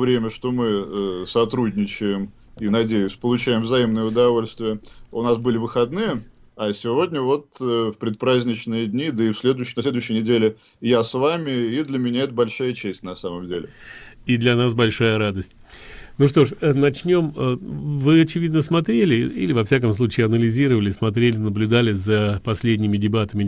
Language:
Russian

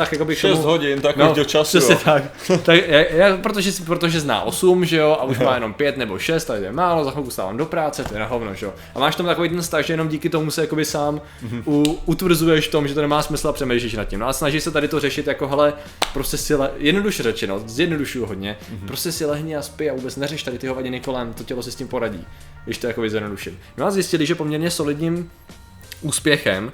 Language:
Czech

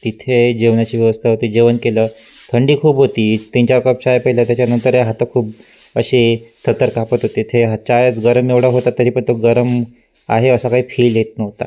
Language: Marathi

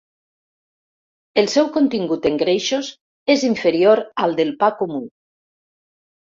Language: Catalan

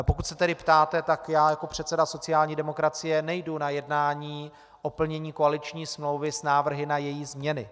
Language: Czech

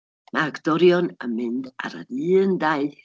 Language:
Welsh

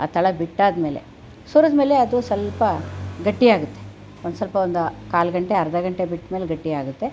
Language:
Kannada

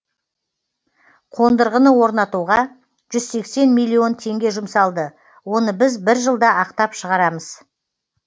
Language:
Kazakh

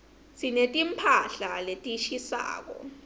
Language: Swati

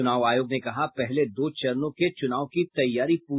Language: Hindi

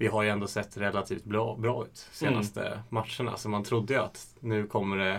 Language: Swedish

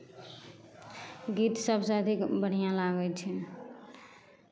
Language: Maithili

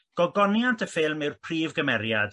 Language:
Welsh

